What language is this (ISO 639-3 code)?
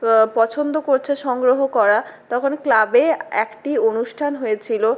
ben